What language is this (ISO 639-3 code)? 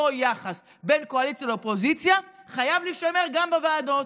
heb